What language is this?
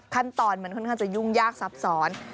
Thai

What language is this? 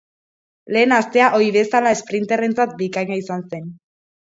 Basque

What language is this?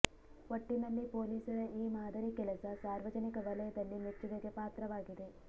Kannada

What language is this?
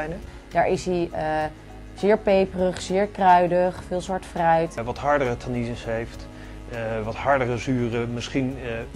Dutch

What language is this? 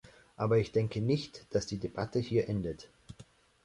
German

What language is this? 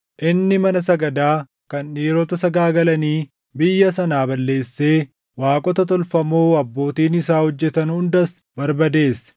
Oromo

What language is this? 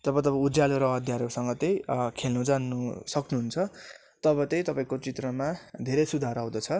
Nepali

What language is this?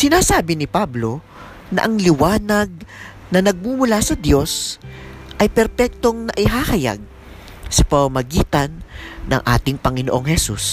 Filipino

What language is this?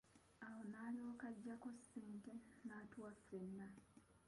Ganda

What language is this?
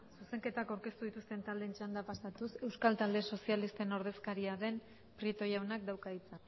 Basque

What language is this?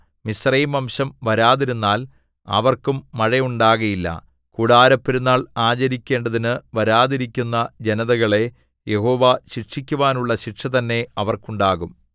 Malayalam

